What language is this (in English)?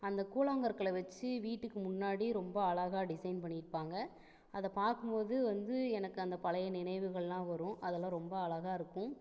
Tamil